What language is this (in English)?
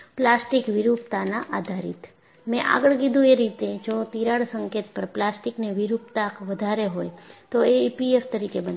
Gujarati